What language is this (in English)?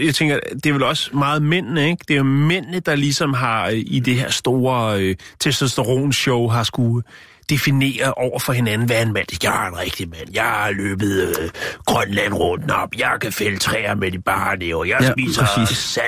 Danish